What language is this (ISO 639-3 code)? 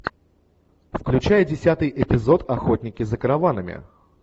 rus